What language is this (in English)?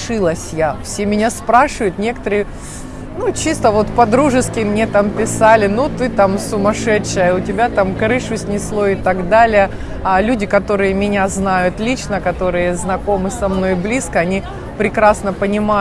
Russian